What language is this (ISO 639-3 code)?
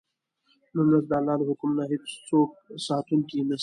pus